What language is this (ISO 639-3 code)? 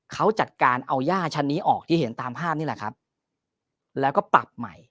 tha